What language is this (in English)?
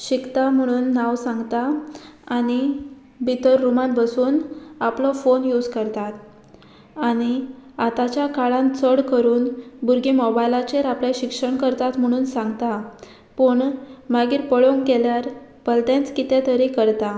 Konkani